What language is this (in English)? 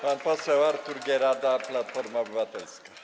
Polish